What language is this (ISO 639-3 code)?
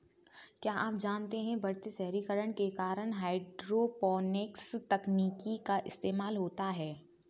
hin